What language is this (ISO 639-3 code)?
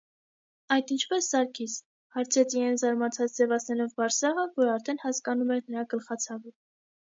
hye